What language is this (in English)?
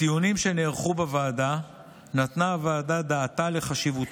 Hebrew